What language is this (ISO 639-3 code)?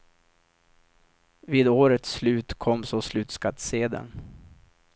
swe